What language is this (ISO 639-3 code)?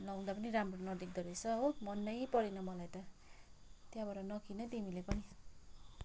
nep